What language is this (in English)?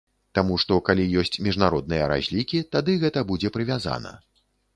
Belarusian